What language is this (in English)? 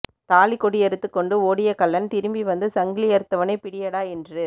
Tamil